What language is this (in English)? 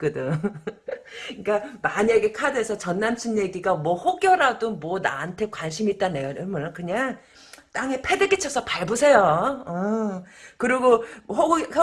Korean